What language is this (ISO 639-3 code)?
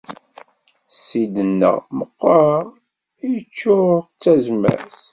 kab